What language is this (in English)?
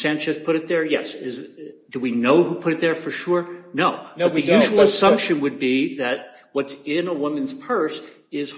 English